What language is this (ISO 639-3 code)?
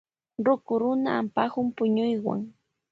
qvj